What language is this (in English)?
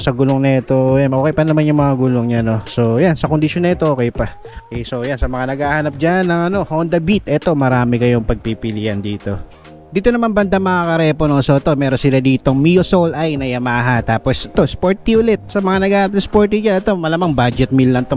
Filipino